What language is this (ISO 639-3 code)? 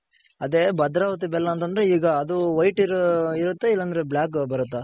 kan